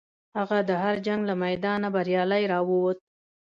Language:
Pashto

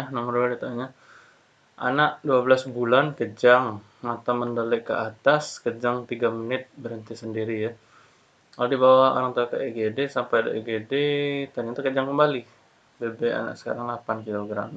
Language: Indonesian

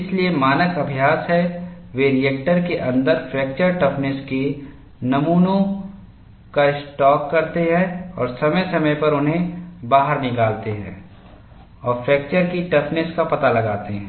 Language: Hindi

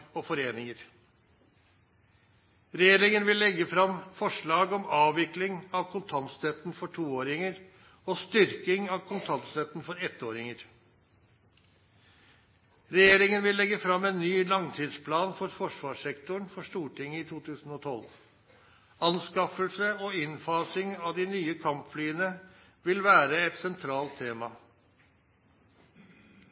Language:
Norwegian Nynorsk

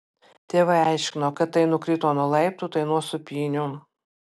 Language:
Lithuanian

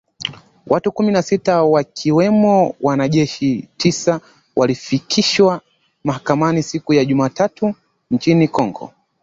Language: Swahili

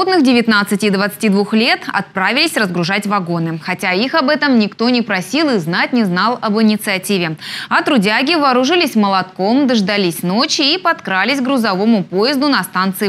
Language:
Russian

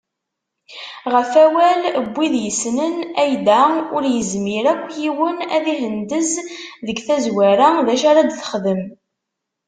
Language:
Kabyle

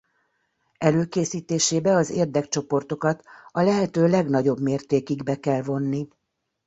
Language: Hungarian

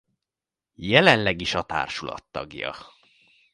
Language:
Hungarian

